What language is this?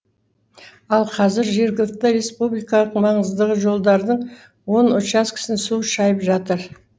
Kazakh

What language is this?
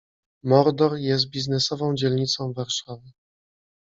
Polish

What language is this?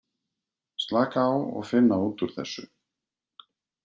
Icelandic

